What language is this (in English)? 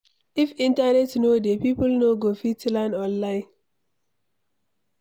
Nigerian Pidgin